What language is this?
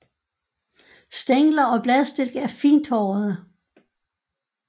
Danish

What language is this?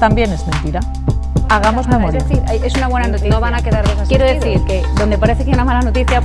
Spanish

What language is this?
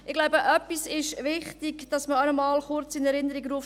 Swiss German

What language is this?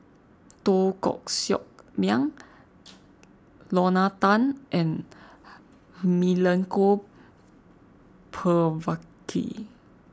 English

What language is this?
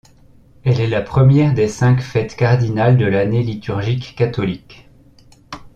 French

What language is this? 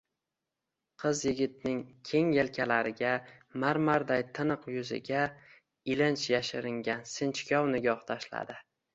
Uzbek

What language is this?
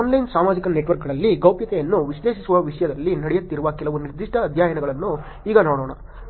Kannada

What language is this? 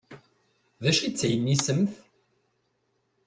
Kabyle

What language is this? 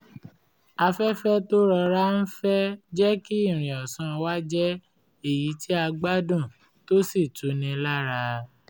Yoruba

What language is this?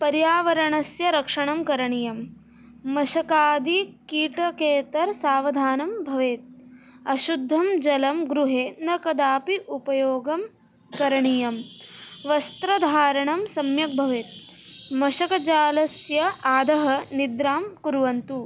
Sanskrit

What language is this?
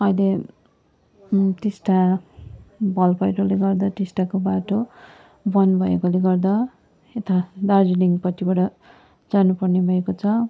Nepali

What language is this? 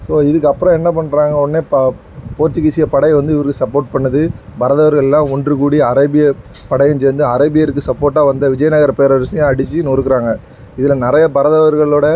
Tamil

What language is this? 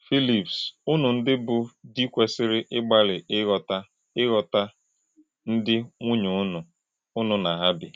Igbo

